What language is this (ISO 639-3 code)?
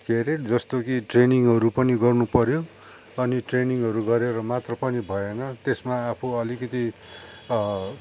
nep